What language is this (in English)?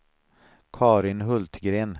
Swedish